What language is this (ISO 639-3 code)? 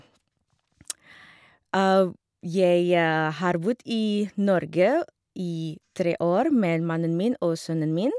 nor